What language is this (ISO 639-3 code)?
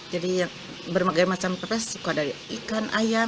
ind